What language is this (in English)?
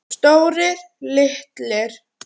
Icelandic